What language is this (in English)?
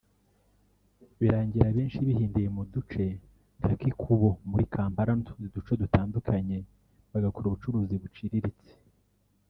Kinyarwanda